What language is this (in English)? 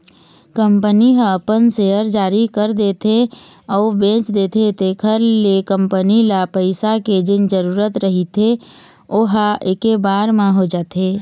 Chhattisgarhi